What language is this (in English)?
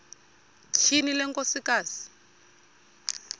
Xhosa